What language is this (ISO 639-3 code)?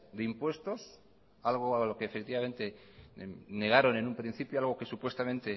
spa